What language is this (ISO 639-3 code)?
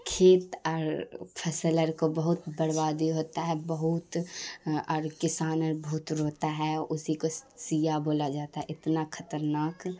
urd